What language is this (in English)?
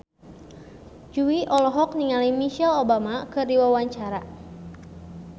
Sundanese